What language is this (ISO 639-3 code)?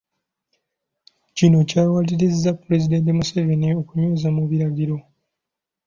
lug